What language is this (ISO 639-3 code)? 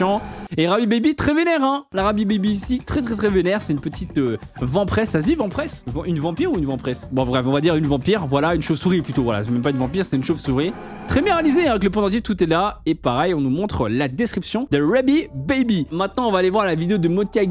fra